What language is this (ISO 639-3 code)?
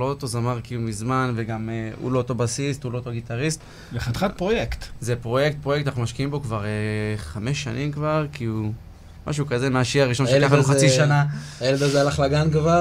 heb